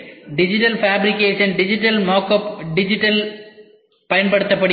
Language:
Tamil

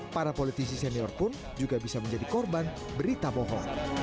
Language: Indonesian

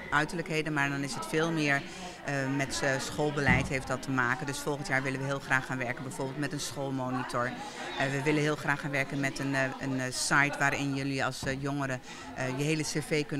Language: Dutch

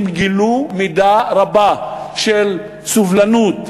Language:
Hebrew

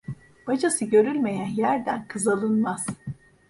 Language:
Turkish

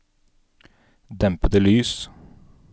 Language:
Norwegian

